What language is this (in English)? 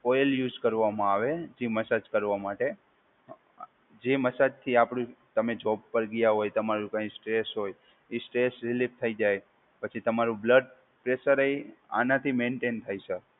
Gujarati